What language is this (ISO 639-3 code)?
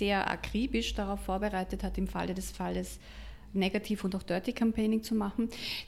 deu